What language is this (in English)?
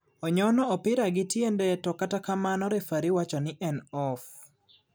Luo (Kenya and Tanzania)